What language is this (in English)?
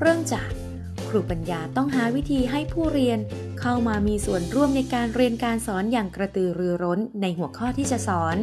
Thai